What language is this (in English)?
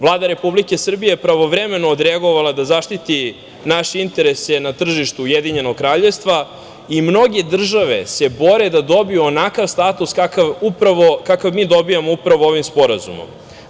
Serbian